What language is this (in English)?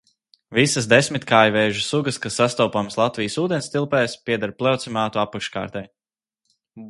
Latvian